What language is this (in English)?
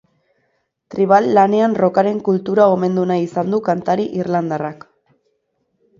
Basque